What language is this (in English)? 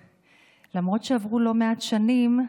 Hebrew